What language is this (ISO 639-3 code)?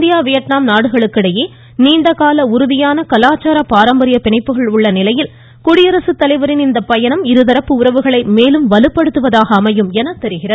tam